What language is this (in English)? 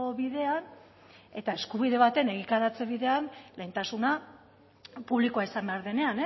Basque